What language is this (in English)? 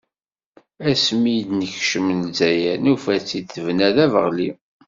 Kabyle